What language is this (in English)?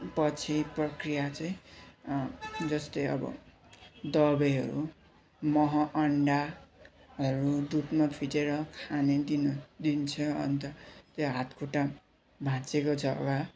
Nepali